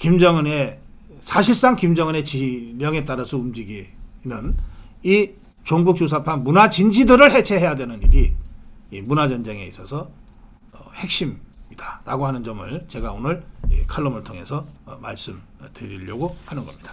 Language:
Korean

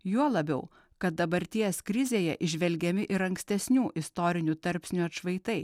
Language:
Lithuanian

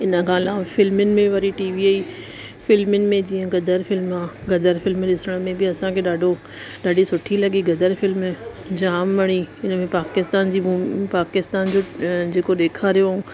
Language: Sindhi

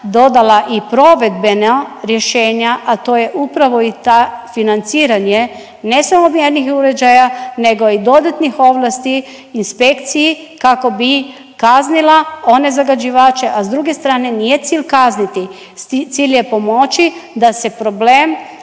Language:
Croatian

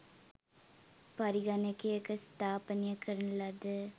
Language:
Sinhala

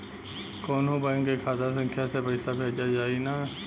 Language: Bhojpuri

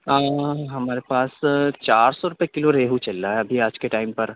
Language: Urdu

